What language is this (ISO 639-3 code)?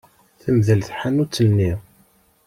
kab